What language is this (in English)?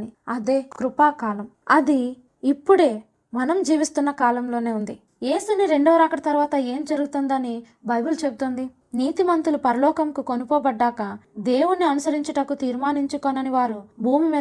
Telugu